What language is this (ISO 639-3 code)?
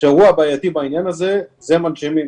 heb